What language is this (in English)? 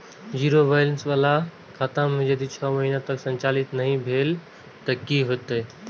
Maithili